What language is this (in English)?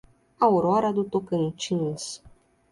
Portuguese